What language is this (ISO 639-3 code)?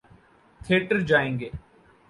urd